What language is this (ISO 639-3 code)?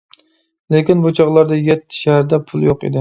uig